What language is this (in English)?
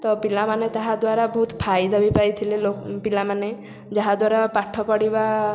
Odia